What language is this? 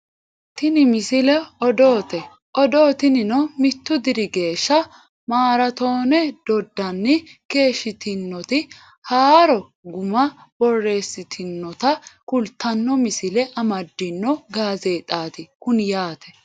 Sidamo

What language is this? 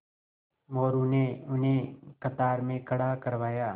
Hindi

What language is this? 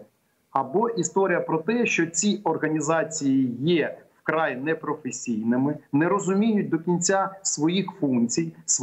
Ukrainian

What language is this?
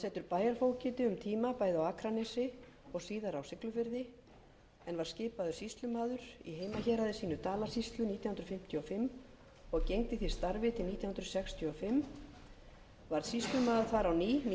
Icelandic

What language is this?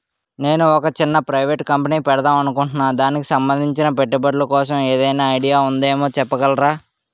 Telugu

